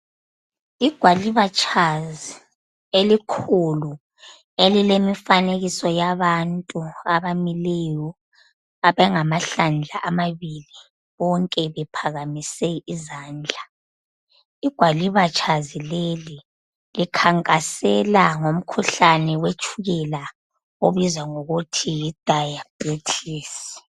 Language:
North Ndebele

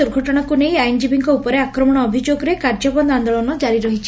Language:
Odia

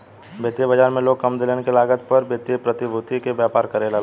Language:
Bhojpuri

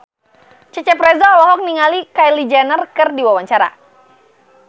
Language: Sundanese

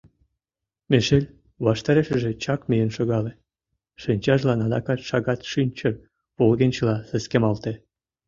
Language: Mari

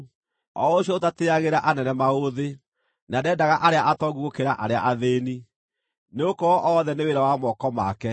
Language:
Kikuyu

